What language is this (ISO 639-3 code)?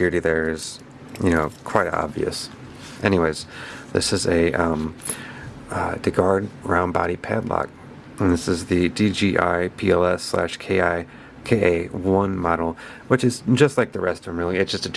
eng